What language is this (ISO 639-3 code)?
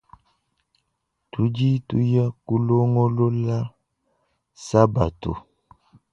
lua